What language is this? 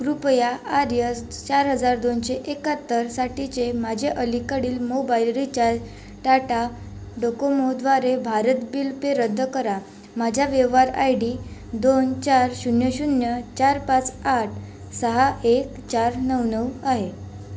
Marathi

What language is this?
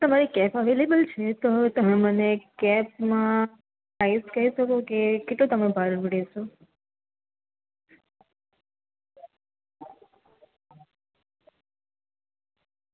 Gujarati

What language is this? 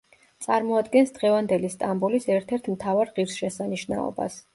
Georgian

